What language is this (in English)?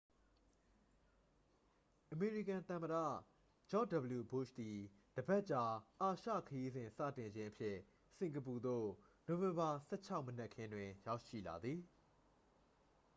Burmese